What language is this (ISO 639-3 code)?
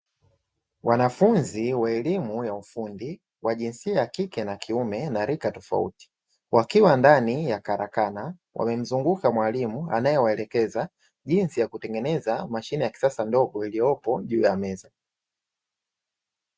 swa